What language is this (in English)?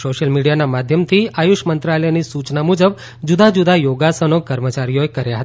Gujarati